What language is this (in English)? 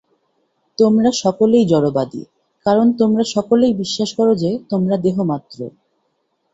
Bangla